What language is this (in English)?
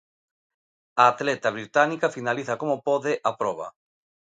Galician